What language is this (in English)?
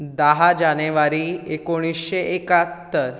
Konkani